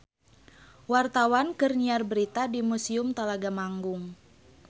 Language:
Sundanese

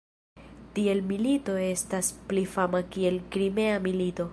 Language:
Esperanto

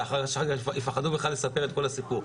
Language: Hebrew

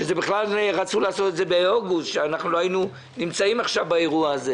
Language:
Hebrew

